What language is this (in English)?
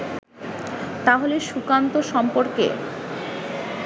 Bangla